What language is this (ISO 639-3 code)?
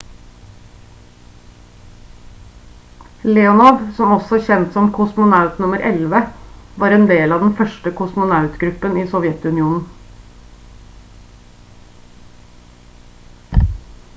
nob